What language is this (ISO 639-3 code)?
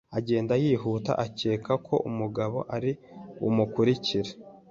kin